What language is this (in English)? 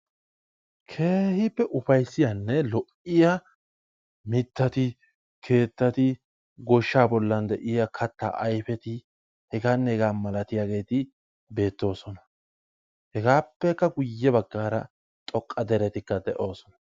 Wolaytta